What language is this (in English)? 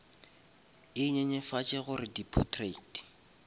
Northern Sotho